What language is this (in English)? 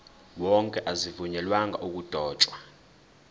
Zulu